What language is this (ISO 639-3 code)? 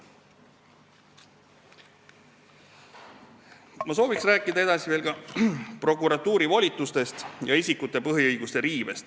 est